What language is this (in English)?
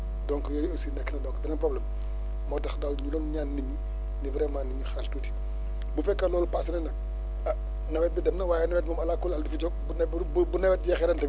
Wolof